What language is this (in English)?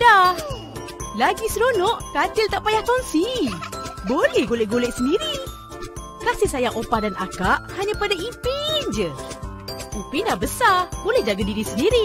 Malay